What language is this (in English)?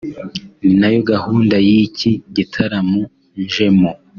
Kinyarwanda